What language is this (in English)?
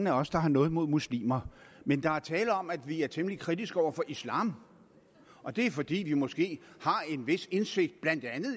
Danish